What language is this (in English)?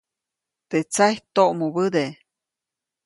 Copainalá Zoque